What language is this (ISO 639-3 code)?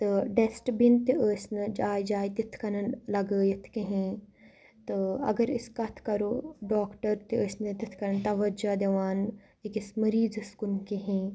kas